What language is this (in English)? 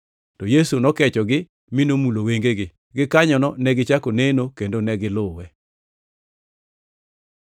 Luo (Kenya and Tanzania)